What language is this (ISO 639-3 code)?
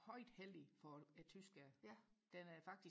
dan